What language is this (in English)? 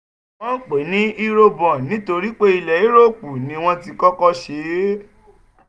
Yoruba